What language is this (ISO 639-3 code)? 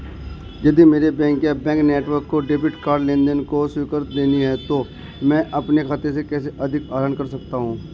hin